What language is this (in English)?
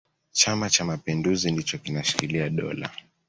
Swahili